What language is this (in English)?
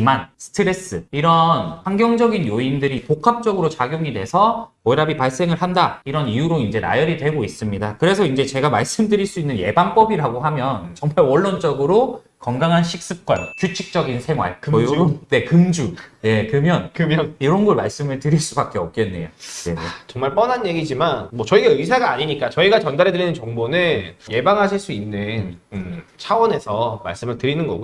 Korean